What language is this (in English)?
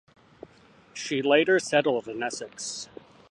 English